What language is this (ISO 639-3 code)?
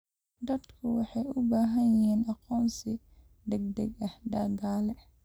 som